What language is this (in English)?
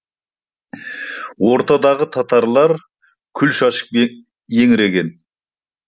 Kazakh